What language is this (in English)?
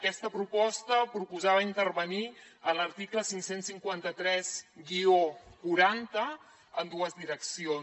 Catalan